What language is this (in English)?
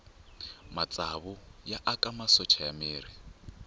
Tsonga